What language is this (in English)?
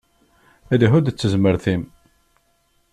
Kabyle